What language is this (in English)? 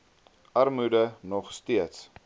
Afrikaans